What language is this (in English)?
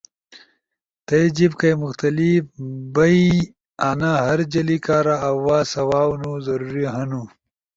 Ushojo